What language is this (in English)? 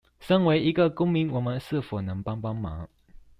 Chinese